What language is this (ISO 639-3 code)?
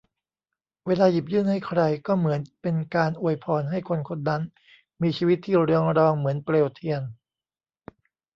tha